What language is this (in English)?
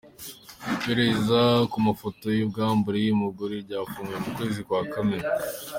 Kinyarwanda